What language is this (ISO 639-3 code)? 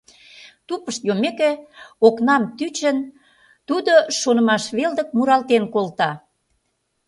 chm